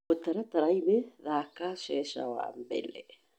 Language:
Kikuyu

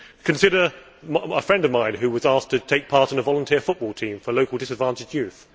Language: English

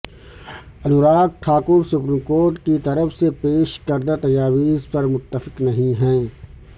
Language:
Urdu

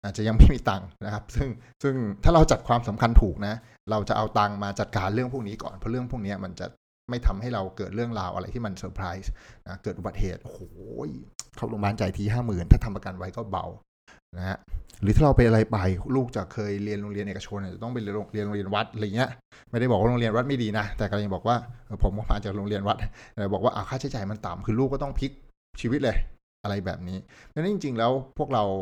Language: Thai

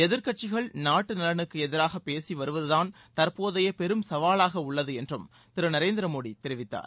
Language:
Tamil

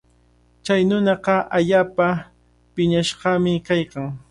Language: Cajatambo North Lima Quechua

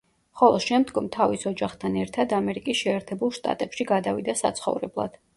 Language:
Georgian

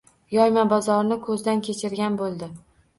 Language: Uzbek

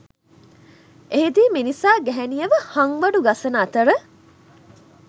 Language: Sinhala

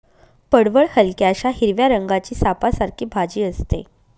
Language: Marathi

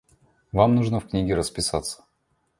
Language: Russian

